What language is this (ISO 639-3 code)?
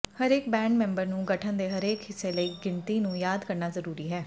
pan